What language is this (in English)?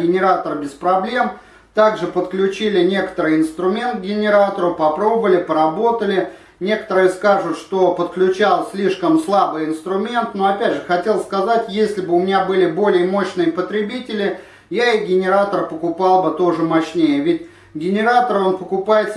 Russian